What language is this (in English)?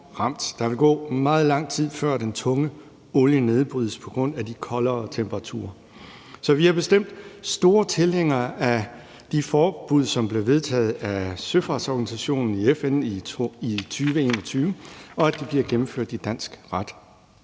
Danish